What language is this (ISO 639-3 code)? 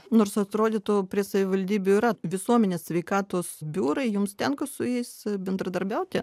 lit